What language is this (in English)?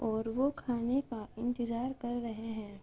Urdu